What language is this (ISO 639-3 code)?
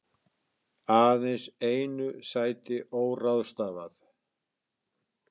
isl